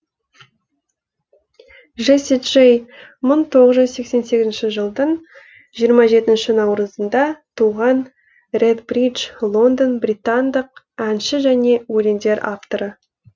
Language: Kazakh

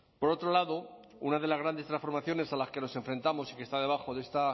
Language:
Spanish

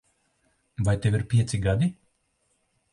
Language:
Latvian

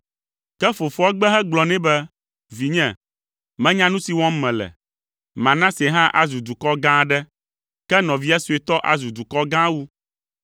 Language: Ewe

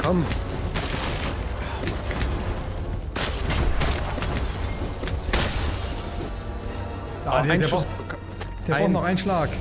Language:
German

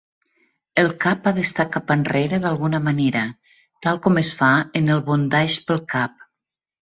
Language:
Catalan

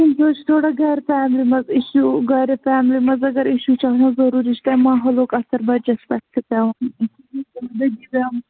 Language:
Kashmiri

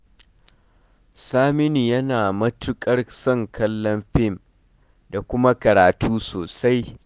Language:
Hausa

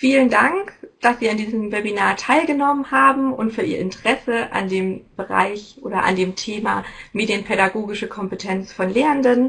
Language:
German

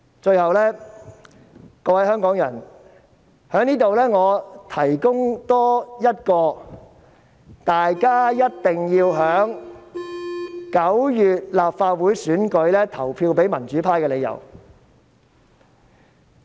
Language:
Cantonese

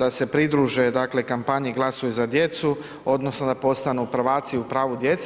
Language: Croatian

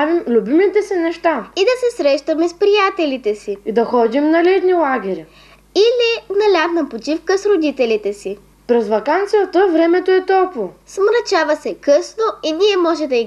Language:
Bulgarian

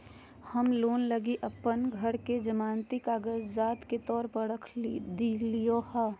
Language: Magahi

